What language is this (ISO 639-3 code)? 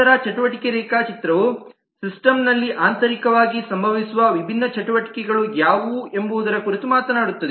kan